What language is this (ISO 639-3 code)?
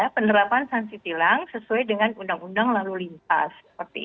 ind